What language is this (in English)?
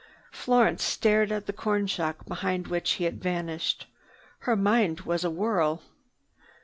English